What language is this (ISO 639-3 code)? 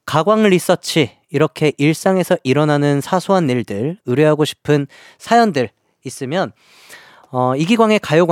kor